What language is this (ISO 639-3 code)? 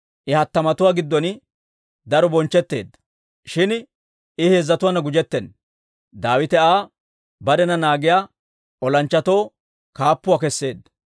dwr